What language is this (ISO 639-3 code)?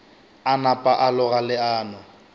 nso